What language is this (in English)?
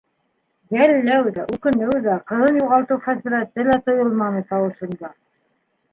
Bashkir